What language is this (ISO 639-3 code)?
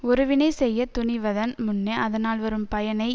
tam